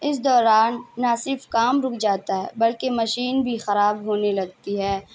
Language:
Urdu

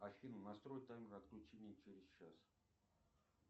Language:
Russian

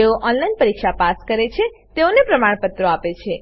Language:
Gujarati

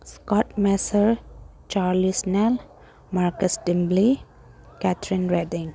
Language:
Manipuri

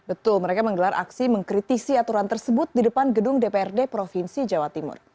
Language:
Indonesian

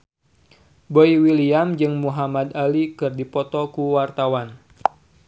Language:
Sundanese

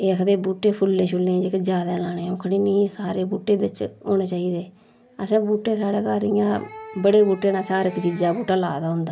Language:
Dogri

